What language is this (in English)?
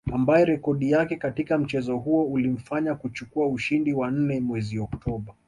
Swahili